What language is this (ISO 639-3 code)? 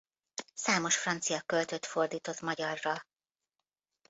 hun